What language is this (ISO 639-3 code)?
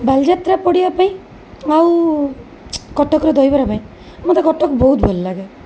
ori